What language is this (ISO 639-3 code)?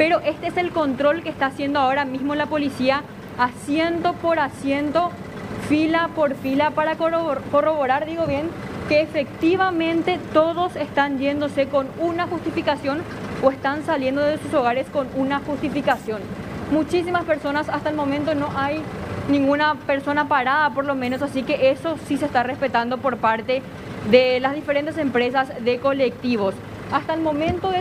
spa